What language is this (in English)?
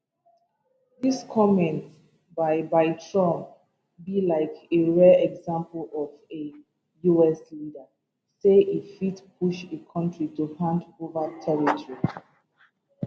Nigerian Pidgin